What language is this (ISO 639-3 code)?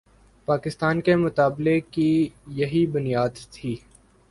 urd